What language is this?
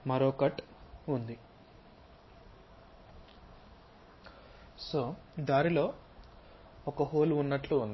Telugu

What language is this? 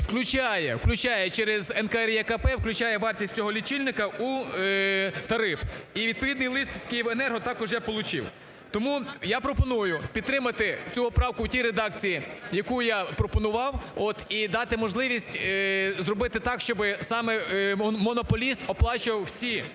Ukrainian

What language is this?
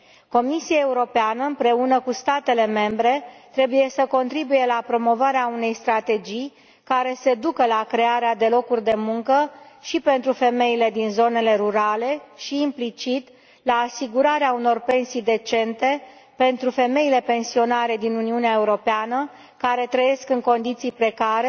Romanian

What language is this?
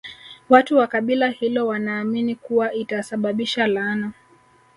Swahili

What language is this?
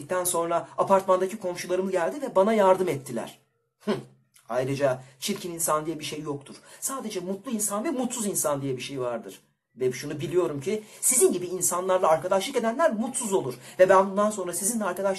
Turkish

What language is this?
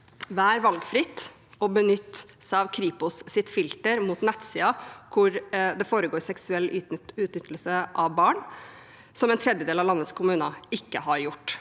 Norwegian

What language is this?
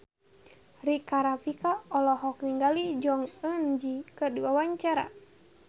Sundanese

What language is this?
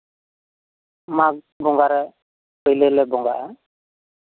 Santali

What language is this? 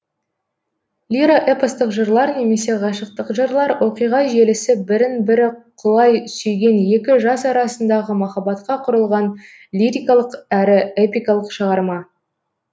Kazakh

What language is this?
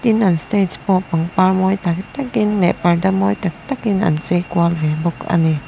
Mizo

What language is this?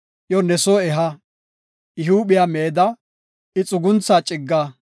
Gofa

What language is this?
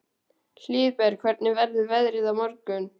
Icelandic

